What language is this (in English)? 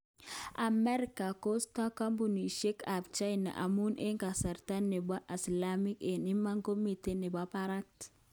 Kalenjin